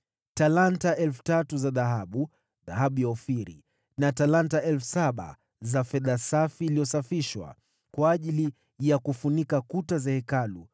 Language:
Swahili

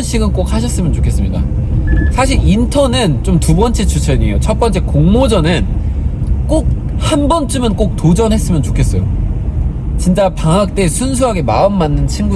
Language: Korean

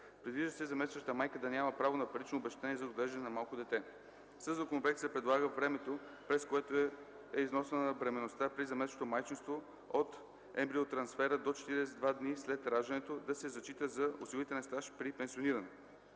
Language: Bulgarian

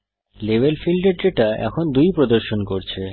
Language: Bangla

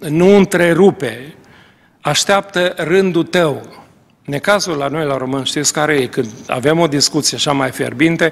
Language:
Romanian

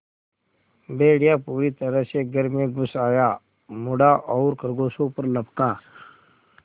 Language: Hindi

